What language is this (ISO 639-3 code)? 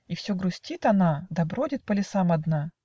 rus